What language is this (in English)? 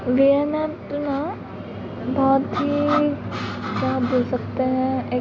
Hindi